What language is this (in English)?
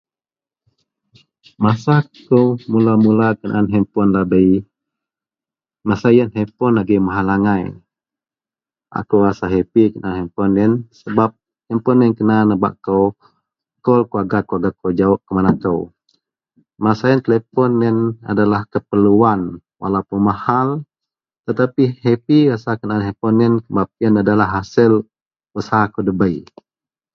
Central Melanau